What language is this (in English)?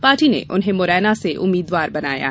Hindi